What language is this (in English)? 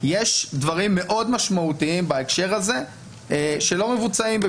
Hebrew